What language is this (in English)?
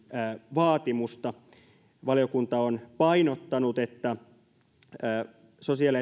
Finnish